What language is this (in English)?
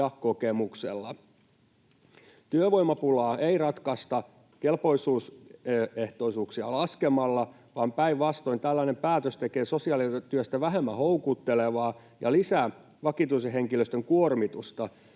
Finnish